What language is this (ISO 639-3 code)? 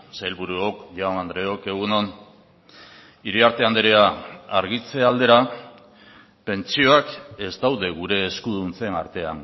eus